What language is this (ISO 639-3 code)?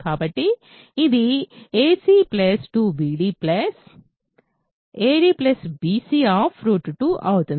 tel